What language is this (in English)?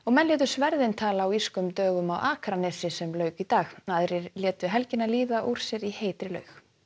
Icelandic